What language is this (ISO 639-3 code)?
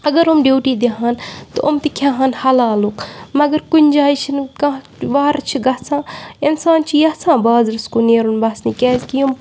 kas